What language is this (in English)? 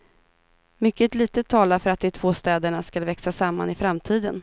Swedish